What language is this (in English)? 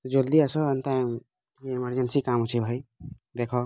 Odia